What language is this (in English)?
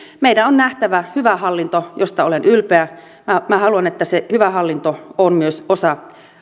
Finnish